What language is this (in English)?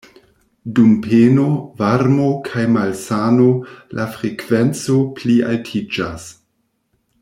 Esperanto